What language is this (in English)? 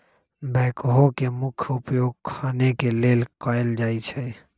Magahi